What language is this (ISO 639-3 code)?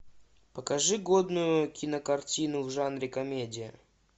rus